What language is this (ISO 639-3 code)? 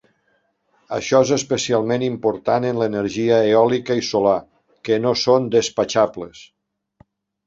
cat